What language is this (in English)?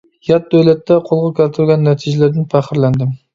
Uyghur